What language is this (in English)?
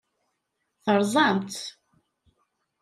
Kabyle